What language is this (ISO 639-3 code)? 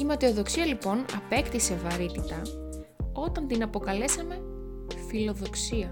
ell